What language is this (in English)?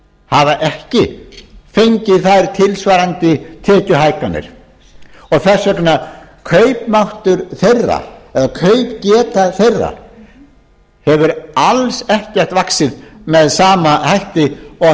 Icelandic